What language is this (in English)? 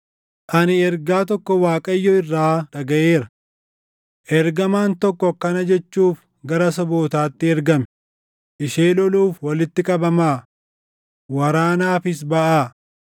Oromo